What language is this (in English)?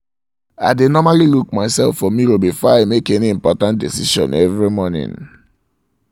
Nigerian Pidgin